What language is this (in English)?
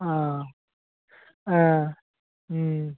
Bodo